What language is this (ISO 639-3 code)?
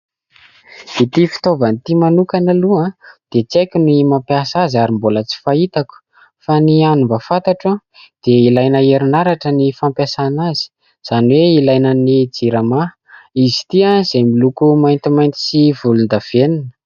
mlg